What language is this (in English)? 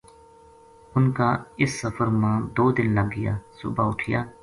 Gujari